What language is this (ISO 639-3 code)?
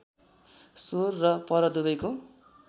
nep